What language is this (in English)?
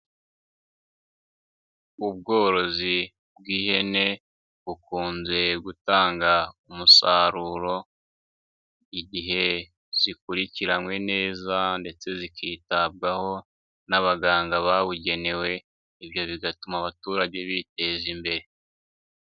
Kinyarwanda